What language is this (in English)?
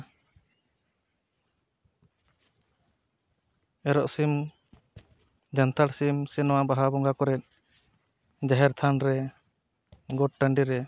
Santali